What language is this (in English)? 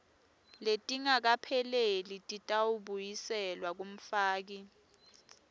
Swati